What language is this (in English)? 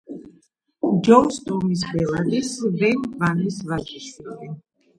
Georgian